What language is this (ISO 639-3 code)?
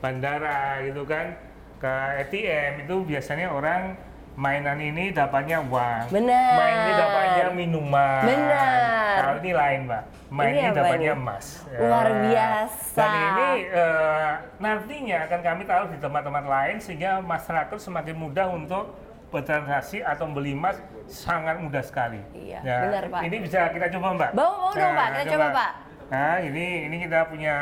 ind